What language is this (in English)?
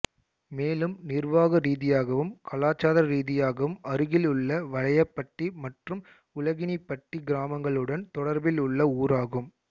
Tamil